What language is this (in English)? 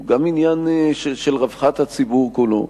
Hebrew